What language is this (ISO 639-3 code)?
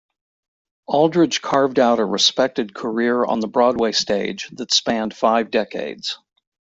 eng